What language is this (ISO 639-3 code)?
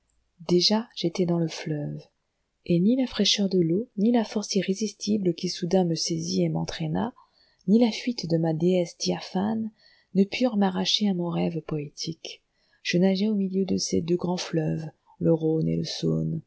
fra